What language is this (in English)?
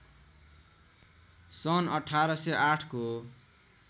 Nepali